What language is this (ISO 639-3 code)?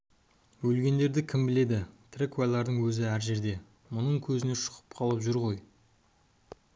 kaz